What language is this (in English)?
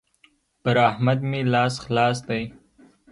Pashto